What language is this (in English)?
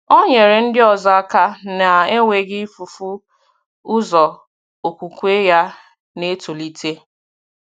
Igbo